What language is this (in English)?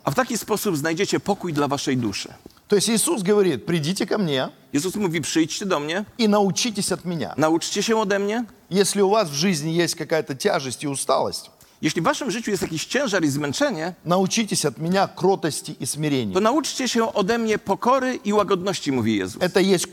Polish